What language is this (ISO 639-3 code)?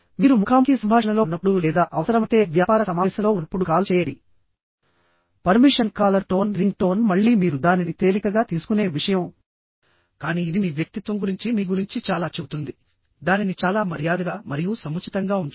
tel